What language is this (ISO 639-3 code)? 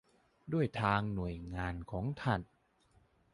tha